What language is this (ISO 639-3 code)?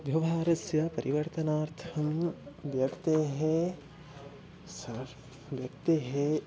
san